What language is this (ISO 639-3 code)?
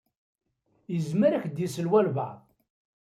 kab